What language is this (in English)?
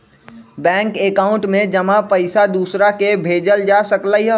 Magahi